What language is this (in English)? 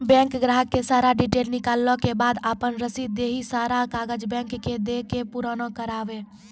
Maithili